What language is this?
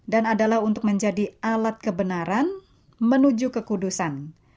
Indonesian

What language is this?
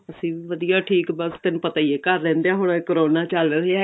Punjabi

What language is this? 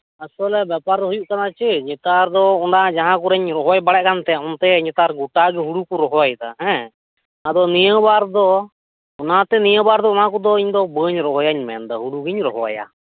Santali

